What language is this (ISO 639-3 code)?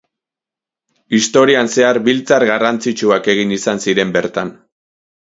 eus